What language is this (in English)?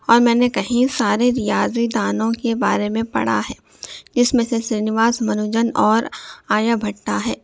Urdu